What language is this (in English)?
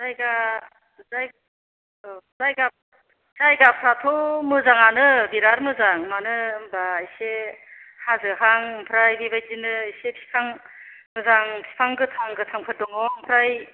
Bodo